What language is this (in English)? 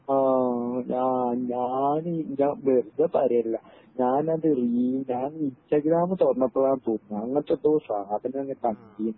Malayalam